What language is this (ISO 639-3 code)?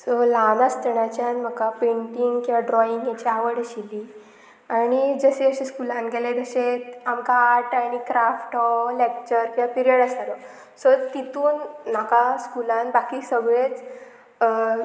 kok